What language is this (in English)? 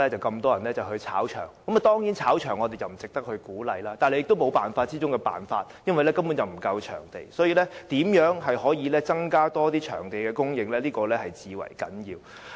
Cantonese